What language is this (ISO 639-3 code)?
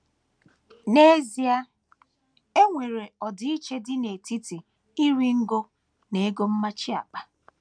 ibo